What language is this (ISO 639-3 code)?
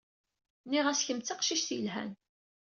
kab